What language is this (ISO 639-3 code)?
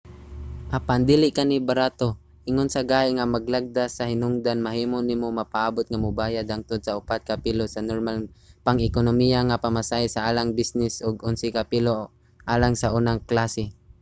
ceb